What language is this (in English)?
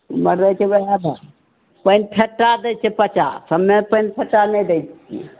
Maithili